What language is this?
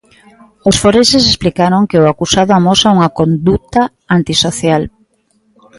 Galician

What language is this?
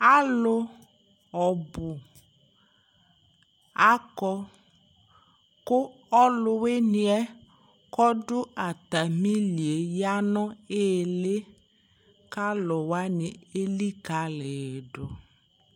Ikposo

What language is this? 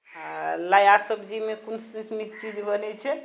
Maithili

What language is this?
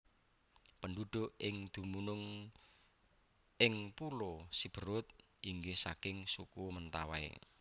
Javanese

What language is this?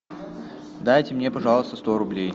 Russian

